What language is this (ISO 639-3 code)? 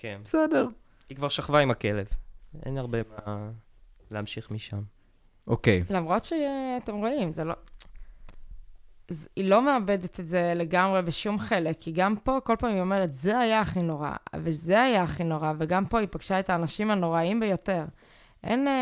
heb